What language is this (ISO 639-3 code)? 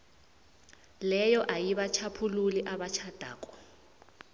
nbl